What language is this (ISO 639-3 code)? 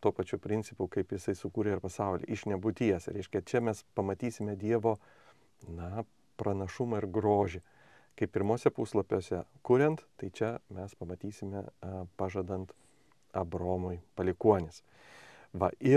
lit